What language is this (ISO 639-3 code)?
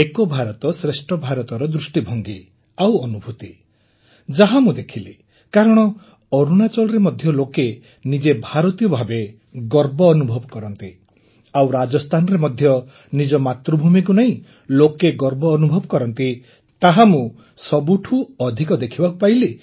ori